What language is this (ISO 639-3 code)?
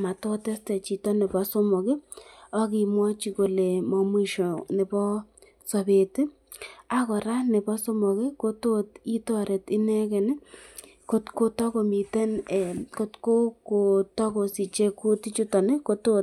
kln